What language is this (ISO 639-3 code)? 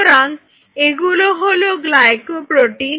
ben